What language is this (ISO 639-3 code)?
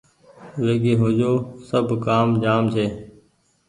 gig